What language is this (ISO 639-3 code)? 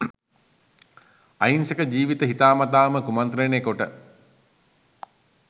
sin